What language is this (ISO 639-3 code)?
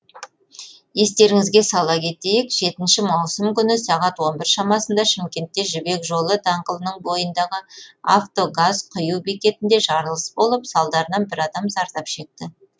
kaz